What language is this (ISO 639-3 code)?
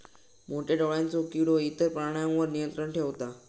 mar